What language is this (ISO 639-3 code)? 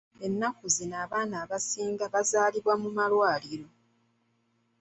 lug